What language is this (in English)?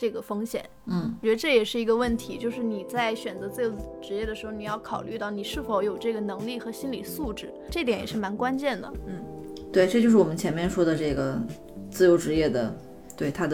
Chinese